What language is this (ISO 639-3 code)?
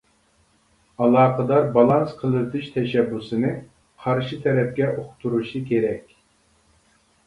uig